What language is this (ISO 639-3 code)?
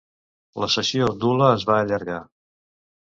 cat